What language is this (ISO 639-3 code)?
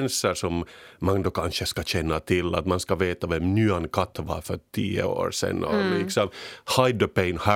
swe